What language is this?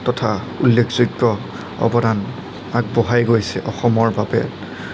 Assamese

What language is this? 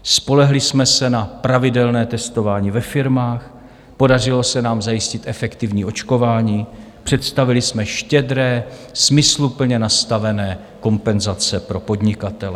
Czech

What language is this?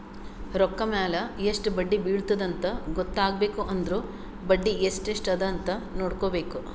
Kannada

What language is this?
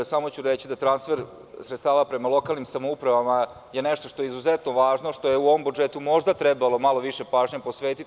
Serbian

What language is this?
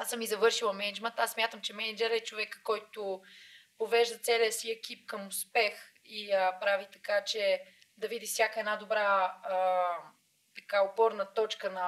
Bulgarian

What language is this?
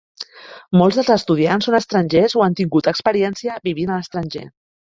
Catalan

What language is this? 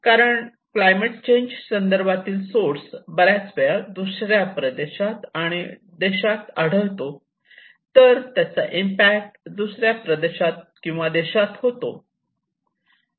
Marathi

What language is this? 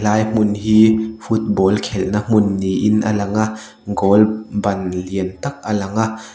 Mizo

